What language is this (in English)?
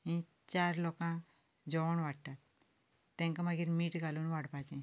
Konkani